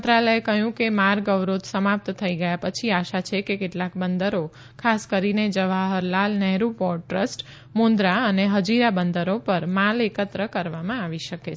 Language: Gujarati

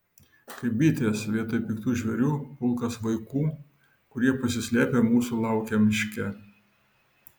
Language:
Lithuanian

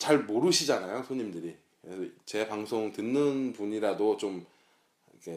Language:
Korean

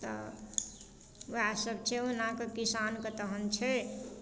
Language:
Maithili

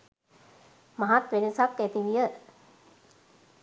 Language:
Sinhala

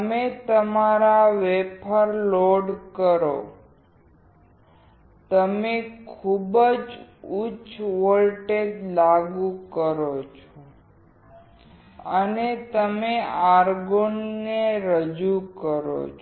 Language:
Gujarati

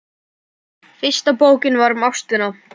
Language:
Icelandic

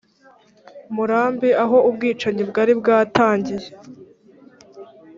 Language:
Kinyarwanda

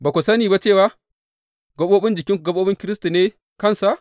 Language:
Hausa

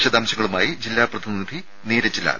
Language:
Malayalam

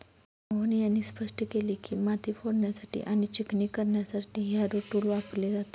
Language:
Marathi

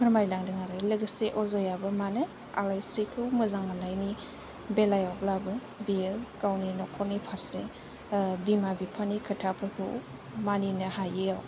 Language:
Bodo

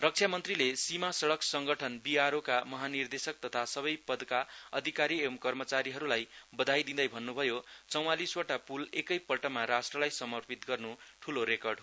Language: Nepali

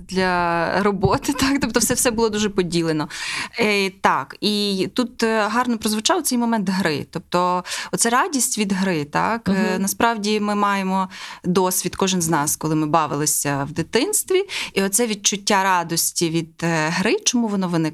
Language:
Ukrainian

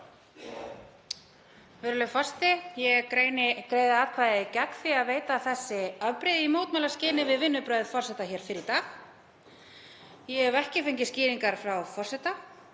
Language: Icelandic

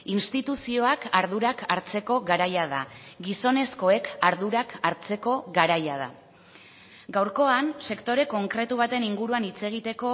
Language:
Basque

